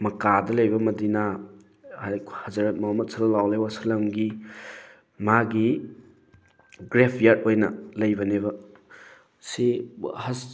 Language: Manipuri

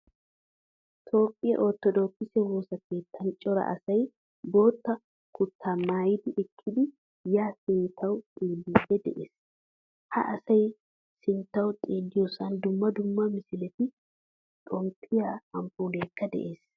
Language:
Wolaytta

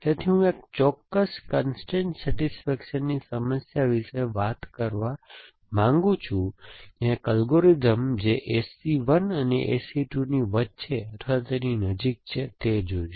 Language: Gujarati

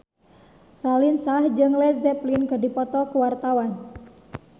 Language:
Sundanese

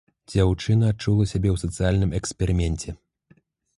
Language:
Belarusian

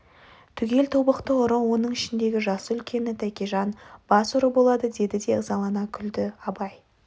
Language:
Kazakh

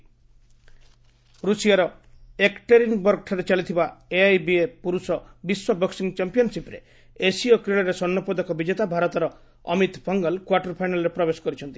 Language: Odia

